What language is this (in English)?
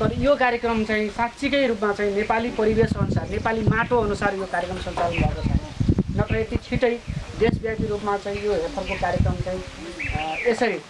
Nepali